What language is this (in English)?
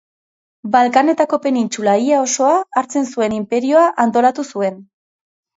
Basque